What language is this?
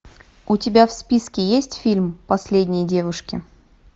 Russian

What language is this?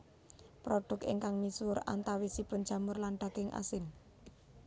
Javanese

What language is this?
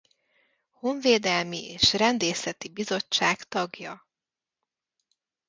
Hungarian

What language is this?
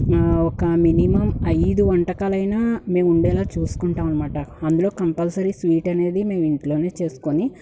Telugu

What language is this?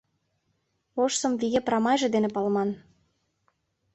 Mari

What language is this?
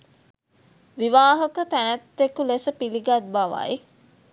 Sinhala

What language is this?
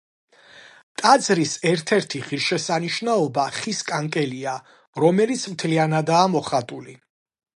Georgian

